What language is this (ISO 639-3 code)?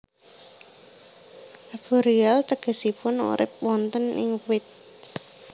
jav